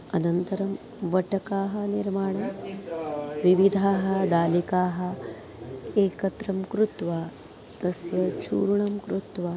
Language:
Sanskrit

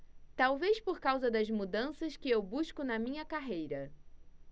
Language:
Portuguese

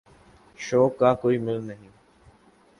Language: Urdu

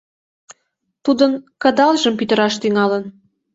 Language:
Mari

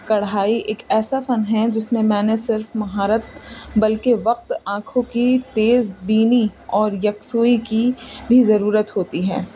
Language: Urdu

